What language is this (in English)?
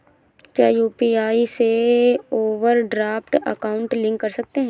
Hindi